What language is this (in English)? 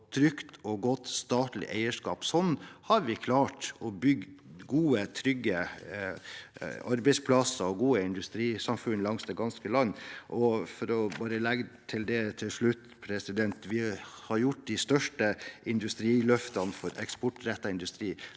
Norwegian